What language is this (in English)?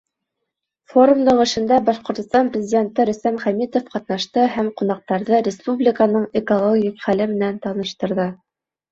Bashkir